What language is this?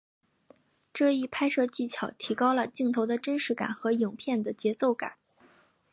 Chinese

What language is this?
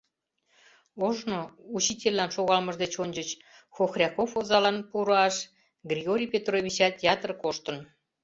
Mari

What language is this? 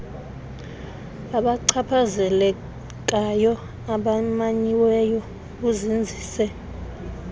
Xhosa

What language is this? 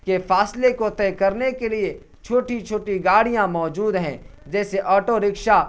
Urdu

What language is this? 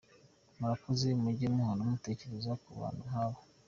Kinyarwanda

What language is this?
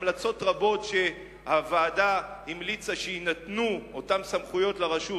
Hebrew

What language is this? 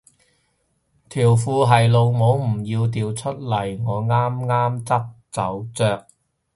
Cantonese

